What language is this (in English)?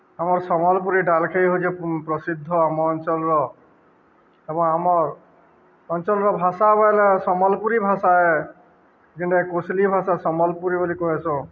Odia